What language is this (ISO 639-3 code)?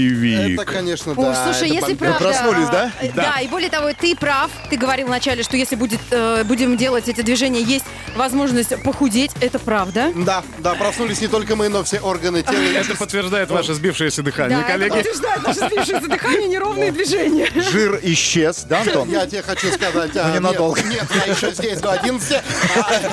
rus